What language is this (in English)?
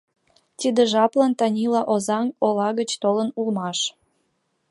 Mari